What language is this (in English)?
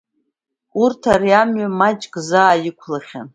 Abkhazian